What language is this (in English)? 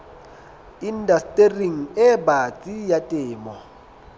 Southern Sotho